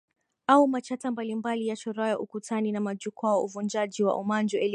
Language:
Swahili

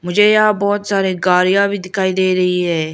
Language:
Hindi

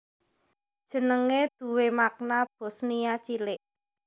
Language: Javanese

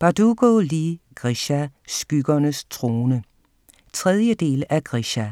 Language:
Danish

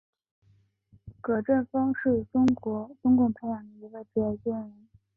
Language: Chinese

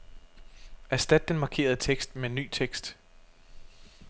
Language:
Danish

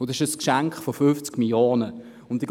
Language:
Swiss German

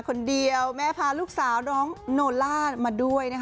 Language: Thai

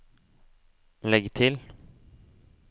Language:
Norwegian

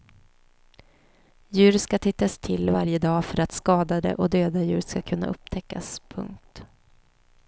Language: Swedish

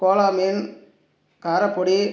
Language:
Tamil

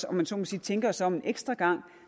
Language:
Danish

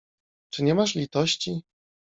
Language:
Polish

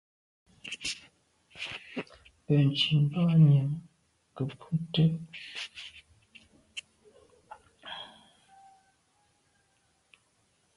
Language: Medumba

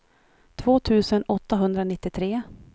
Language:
Swedish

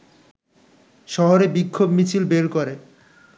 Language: Bangla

